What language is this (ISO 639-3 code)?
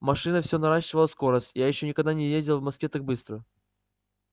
rus